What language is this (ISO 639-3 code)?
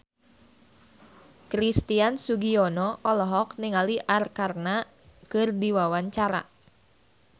sun